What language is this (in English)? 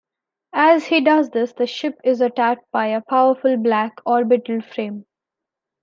English